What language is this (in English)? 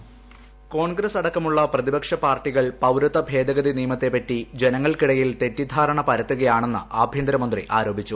Malayalam